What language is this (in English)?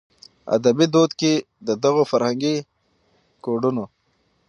Pashto